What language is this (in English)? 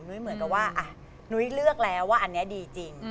Thai